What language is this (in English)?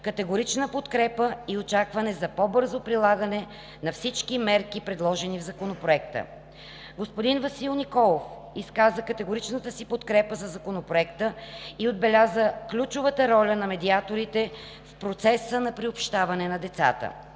Bulgarian